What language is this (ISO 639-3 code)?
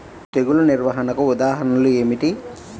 tel